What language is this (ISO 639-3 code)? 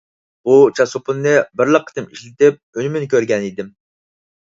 uig